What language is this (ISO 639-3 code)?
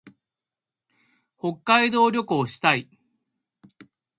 jpn